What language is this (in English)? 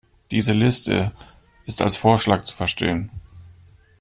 German